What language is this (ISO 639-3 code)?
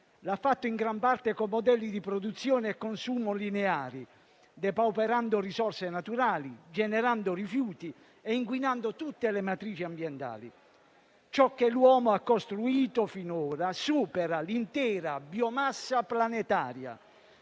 ita